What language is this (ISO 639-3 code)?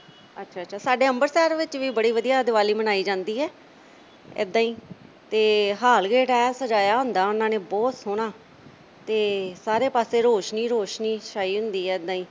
pan